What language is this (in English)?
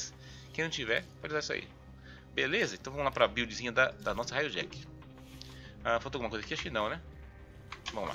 Portuguese